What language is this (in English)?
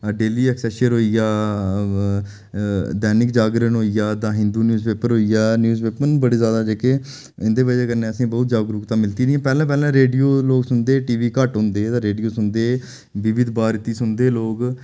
Dogri